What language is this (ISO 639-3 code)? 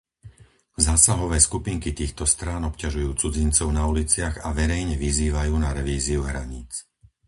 slk